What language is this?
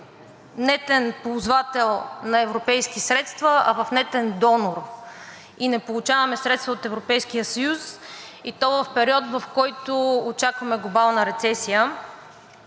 Bulgarian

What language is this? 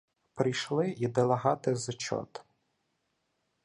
Ukrainian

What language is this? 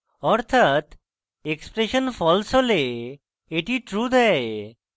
Bangla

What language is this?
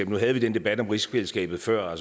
Danish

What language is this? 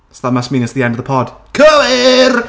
Welsh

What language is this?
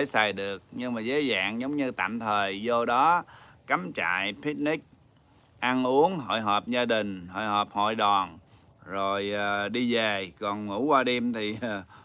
Vietnamese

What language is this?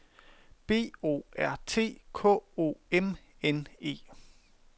Danish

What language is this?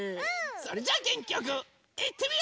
Japanese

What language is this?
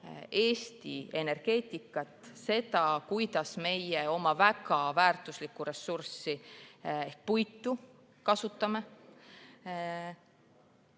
Estonian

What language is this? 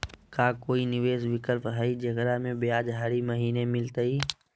Magahi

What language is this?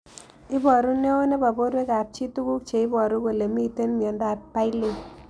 Kalenjin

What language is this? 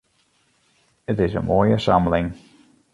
Western Frisian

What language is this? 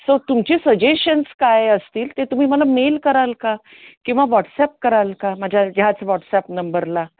Marathi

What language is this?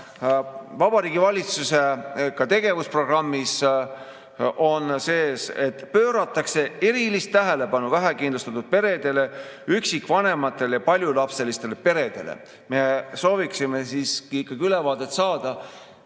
Estonian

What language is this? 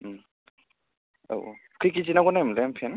Bodo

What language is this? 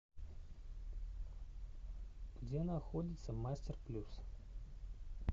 Russian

